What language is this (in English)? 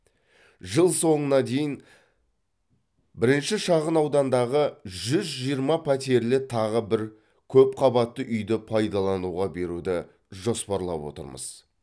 Kazakh